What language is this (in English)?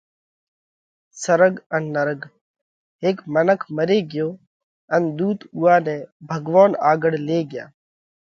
Parkari Koli